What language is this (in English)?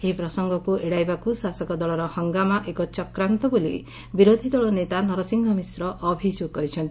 Odia